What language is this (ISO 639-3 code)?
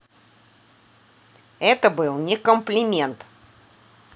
rus